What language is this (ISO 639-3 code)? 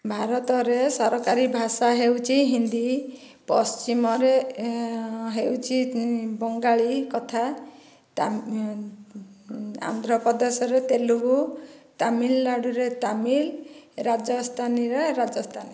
ori